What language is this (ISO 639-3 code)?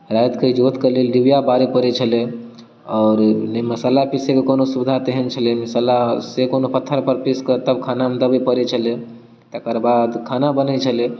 mai